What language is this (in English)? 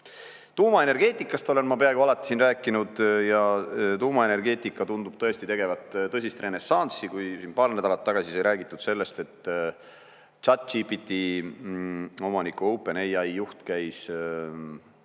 Estonian